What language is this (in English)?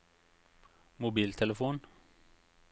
Norwegian